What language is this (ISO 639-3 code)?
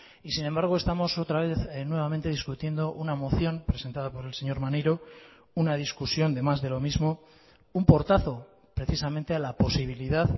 spa